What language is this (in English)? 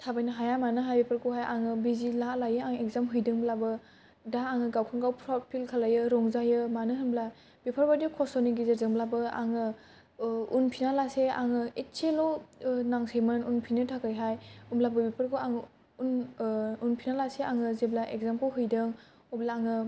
Bodo